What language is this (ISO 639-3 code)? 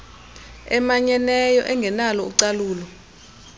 xho